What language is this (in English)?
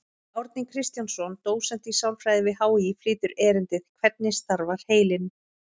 Icelandic